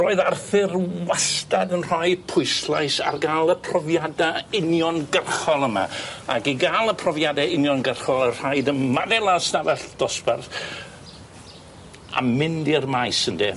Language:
Welsh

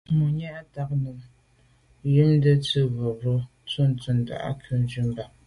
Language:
Medumba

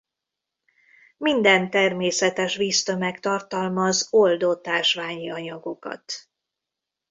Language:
Hungarian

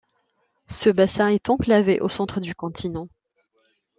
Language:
French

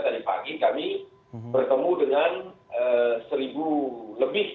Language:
Indonesian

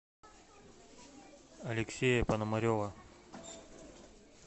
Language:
Russian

